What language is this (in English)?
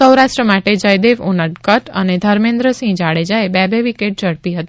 Gujarati